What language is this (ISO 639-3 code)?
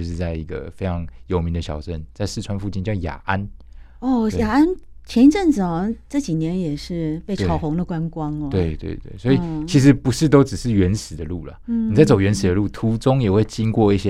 zho